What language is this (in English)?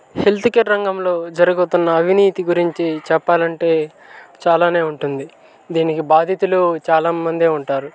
Telugu